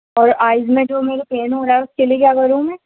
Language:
Urdu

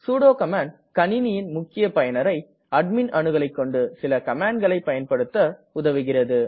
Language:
Tamil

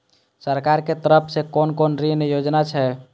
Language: Maithili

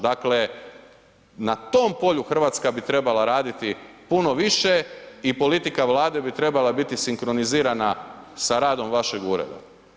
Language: Croatian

